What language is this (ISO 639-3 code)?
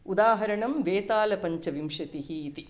san